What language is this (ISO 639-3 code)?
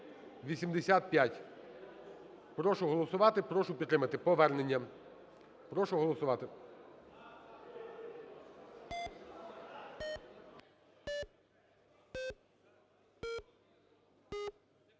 ukr